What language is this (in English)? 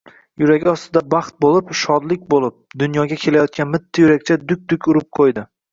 Uzbek